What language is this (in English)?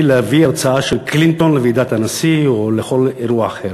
Hebrew